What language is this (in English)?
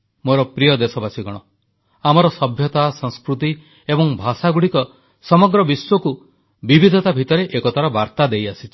Odia